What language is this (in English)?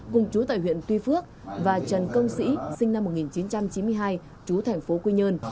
Vietnamese